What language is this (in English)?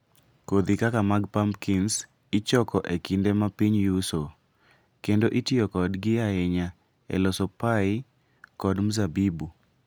Luo (Kenya and Tanzania)